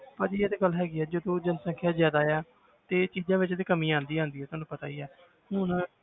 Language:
Punjabi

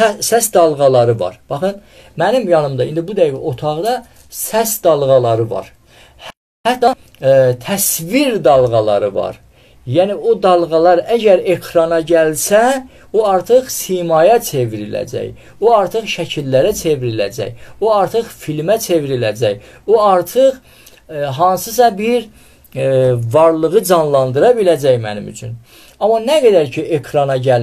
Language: Turkish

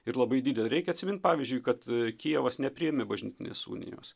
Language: Lithuanian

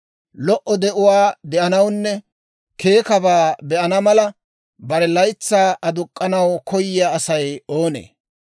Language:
Dawro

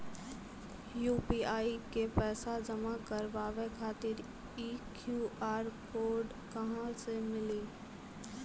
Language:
Maithili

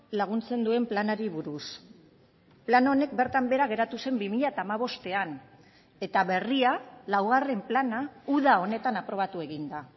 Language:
Basque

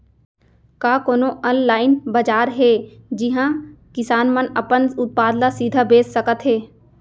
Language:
Chhattisgarhi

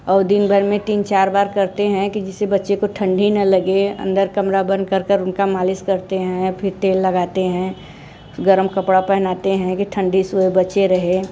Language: Hindi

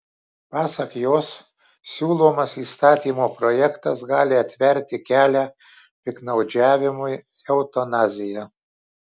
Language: Lithuanian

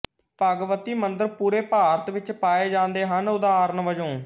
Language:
Punjabi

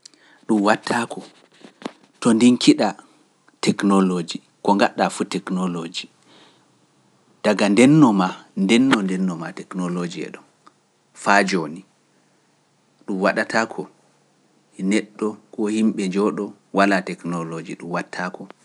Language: Pular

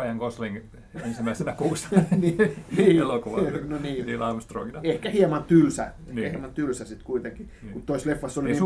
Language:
Finnish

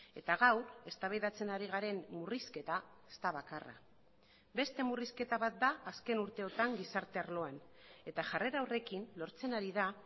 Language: Basque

